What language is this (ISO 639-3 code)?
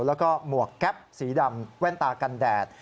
tha